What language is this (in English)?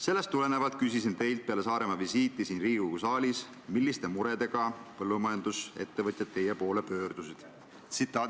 Estonian